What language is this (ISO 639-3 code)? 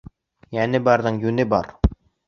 bak